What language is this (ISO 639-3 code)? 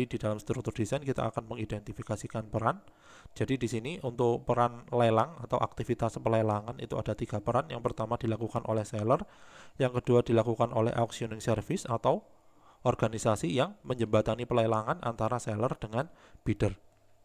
ind